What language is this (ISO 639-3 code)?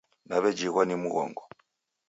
dav